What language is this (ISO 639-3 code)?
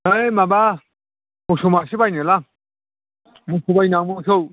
brx